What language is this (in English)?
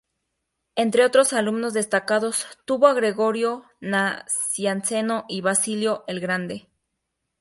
Spanish